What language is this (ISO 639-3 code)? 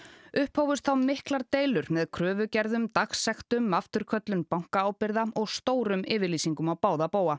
isl